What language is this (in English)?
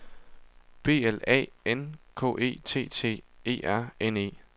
Danish